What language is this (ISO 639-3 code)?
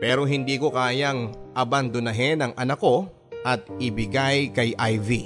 fil